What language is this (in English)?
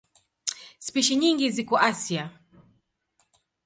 Swahili